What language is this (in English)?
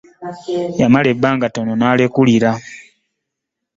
Ganda